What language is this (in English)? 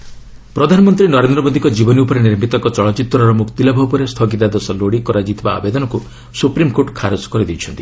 Odia